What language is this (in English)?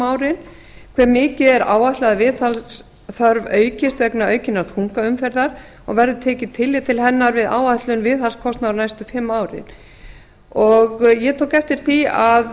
Icelandic